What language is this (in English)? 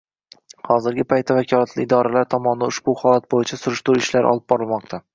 Uzbek